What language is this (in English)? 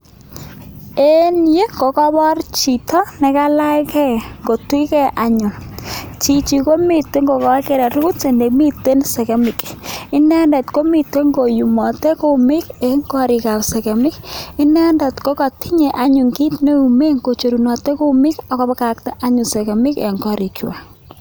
Kalenjin